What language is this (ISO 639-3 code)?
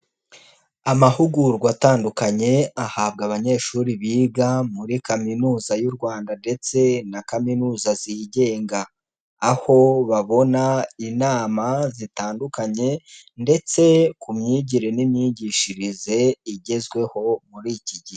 kin